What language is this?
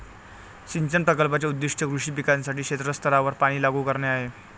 Marathi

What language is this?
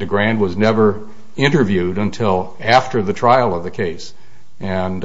English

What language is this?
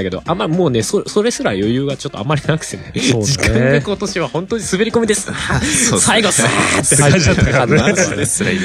Japanese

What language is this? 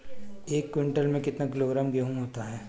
Hindi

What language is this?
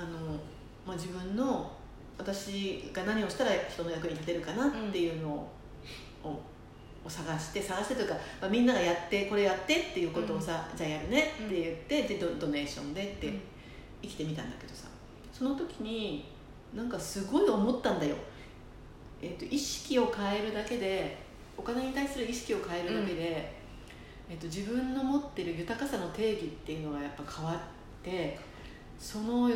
Japanese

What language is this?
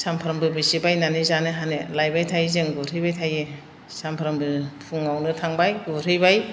Bodo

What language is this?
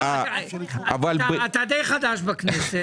Hebrew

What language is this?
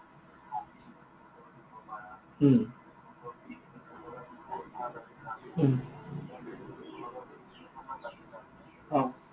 Assamese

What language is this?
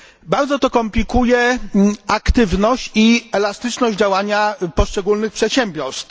Polish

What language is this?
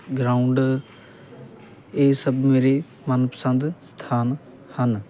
Punjabi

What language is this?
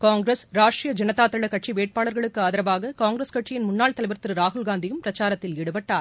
Tamil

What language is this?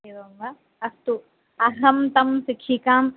Sanskrit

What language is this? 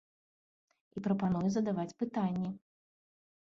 Belarusian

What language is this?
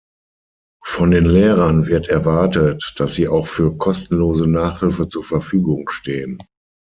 German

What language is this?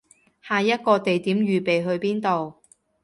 Cantonese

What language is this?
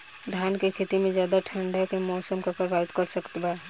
Bhojpuri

